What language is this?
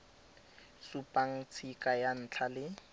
Tswana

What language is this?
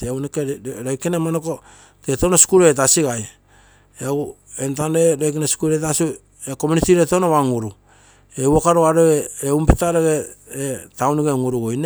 Terei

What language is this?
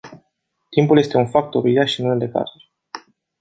Romanian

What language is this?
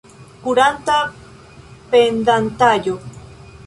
Esperanto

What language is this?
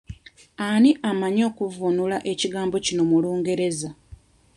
Ganda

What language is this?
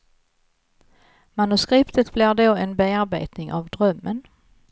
Swedish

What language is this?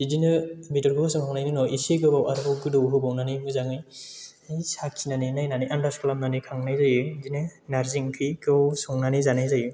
Bodo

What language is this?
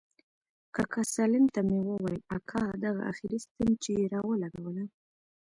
Pashto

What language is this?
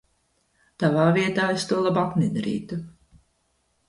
Latvian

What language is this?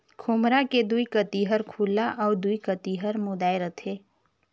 Chhattisgarhi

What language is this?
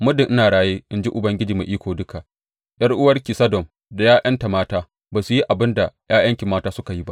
Hausa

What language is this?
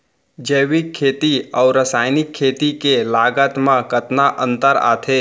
Chhattisgarhi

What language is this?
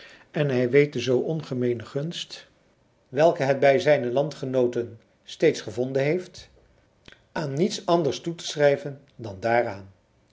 Dutch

